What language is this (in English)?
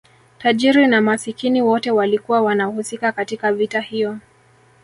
Swahili